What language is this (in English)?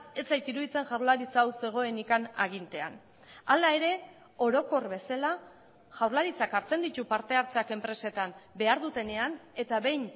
Basque